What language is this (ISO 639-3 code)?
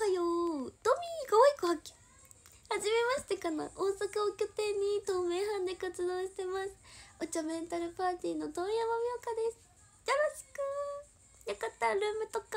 jpn